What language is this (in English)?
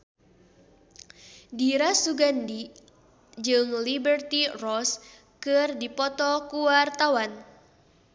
Sundanese